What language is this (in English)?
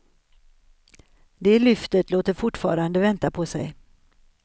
Swedish